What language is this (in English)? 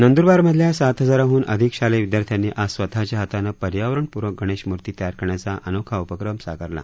Marathi